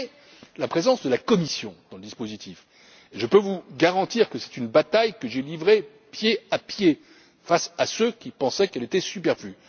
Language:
French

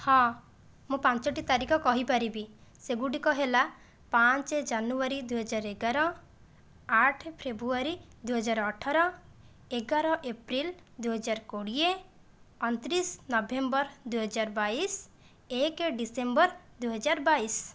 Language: Odia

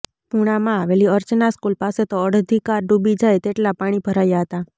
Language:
Gujarati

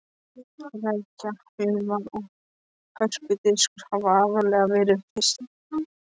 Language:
Icelandic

